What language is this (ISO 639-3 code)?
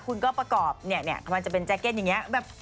tha